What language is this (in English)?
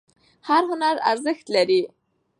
Pashto